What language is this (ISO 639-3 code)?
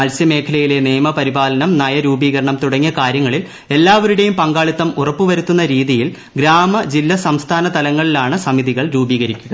mal